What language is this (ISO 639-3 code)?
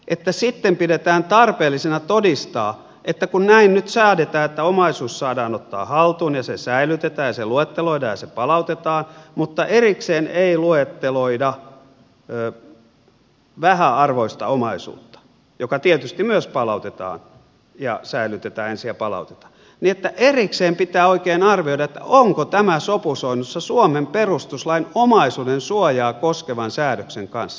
fin